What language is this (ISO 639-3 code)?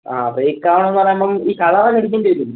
mal